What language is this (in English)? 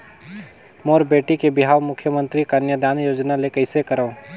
Chhattisgarhi